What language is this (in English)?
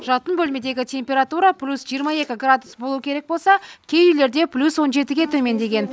Kazakh